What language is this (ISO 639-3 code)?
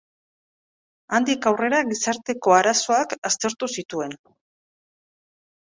eus